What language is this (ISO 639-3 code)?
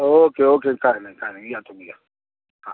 mar